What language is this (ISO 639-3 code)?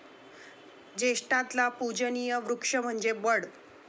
mar